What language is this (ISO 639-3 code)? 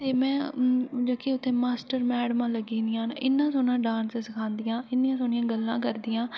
doi